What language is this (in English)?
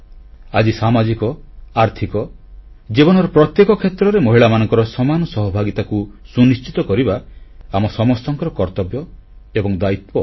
Odia